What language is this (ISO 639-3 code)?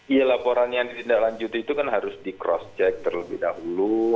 ind